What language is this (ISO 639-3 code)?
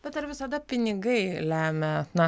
lit